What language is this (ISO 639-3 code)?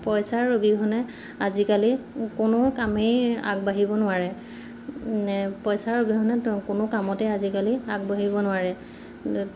asm